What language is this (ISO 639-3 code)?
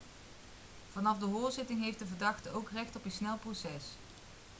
nld